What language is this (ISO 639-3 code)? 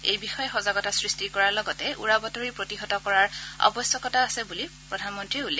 asm